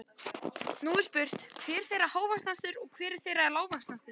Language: Icelandic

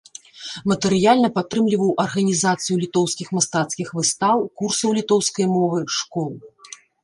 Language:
Belarusian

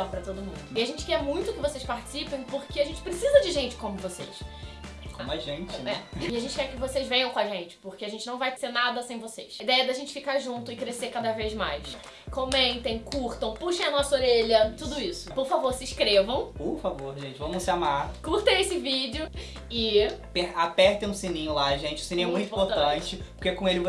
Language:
Portuguese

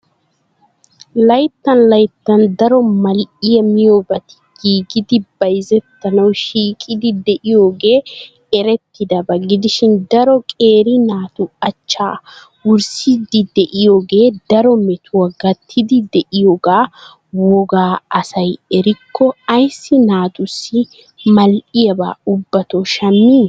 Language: Wolaytta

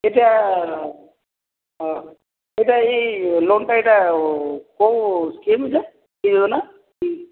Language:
Odia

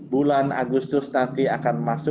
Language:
Indonesian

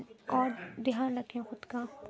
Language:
Urdu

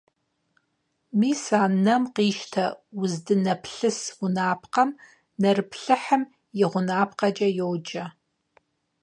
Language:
Kabardian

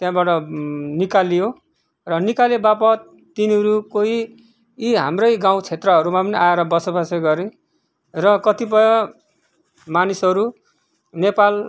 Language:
Nepali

